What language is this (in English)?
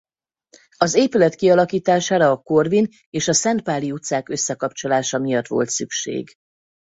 Hungarian